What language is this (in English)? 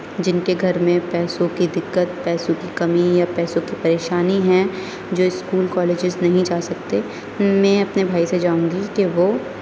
Urdu